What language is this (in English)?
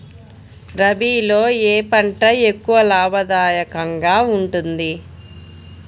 Telugu